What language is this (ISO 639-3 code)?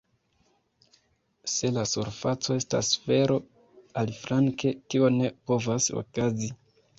epo